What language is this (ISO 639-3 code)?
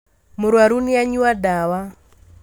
kik